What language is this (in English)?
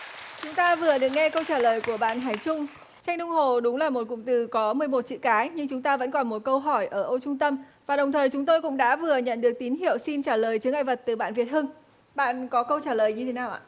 Vietnamese